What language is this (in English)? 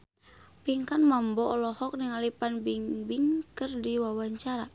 Sundanese